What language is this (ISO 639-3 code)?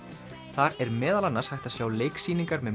isl